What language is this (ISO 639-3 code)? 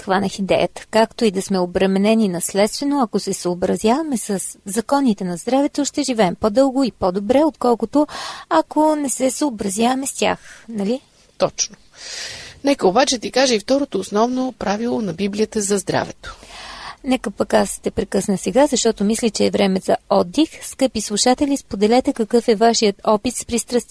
bul